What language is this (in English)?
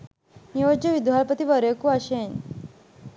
Sinhala